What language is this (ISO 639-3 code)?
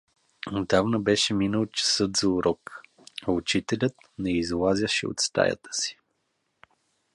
bul